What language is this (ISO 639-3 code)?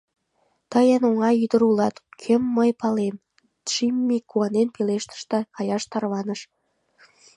chm